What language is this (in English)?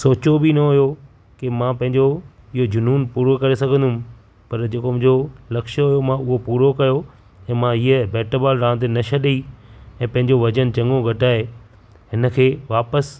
Sindhi